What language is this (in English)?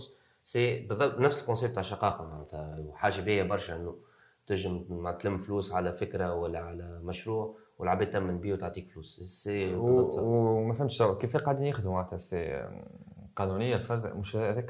Arabic